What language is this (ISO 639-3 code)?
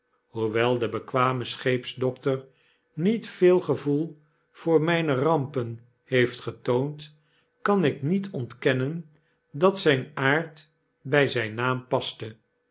nld